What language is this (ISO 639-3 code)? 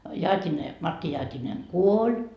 fin